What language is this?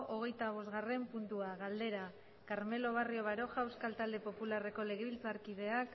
Basque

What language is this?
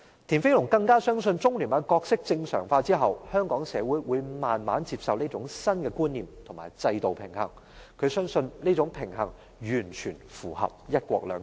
Cantonese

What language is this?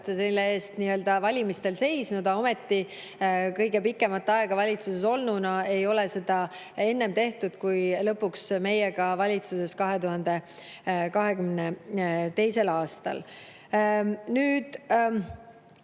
Estonian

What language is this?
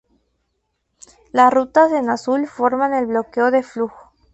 Spanish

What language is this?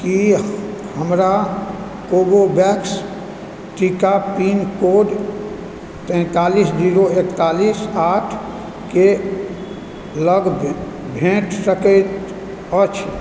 Maithili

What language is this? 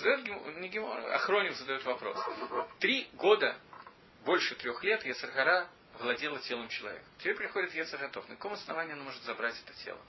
Russian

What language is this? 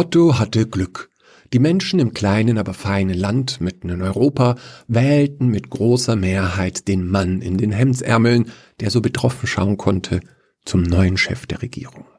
German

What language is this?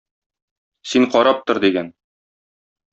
Tatar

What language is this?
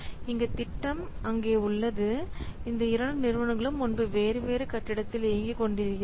Tamil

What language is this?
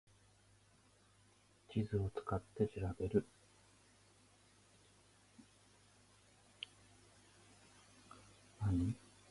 Japanese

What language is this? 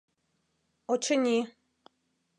Mari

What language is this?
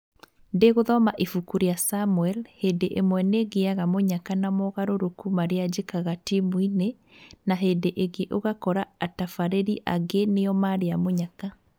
Kikuyu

